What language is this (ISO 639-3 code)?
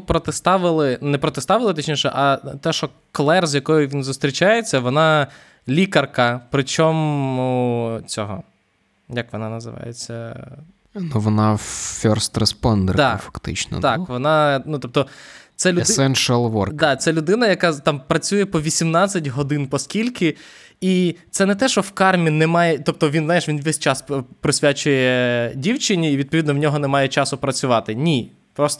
ukr